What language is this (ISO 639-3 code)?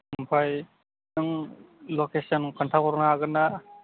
brx